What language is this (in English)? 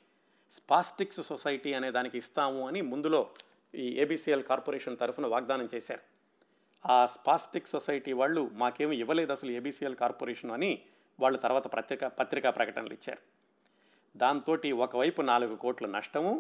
Telugu